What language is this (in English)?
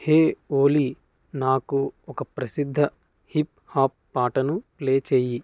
Telugu